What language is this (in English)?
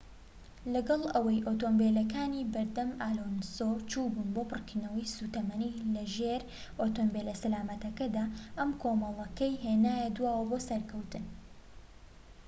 Central Kurdish